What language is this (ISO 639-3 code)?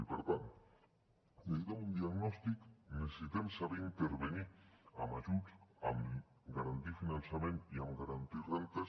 cat